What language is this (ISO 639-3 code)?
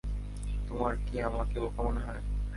ben